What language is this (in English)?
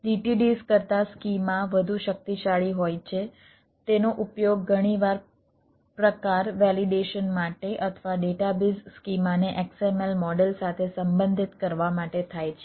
Gujarati